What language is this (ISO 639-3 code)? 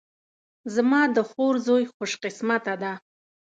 pus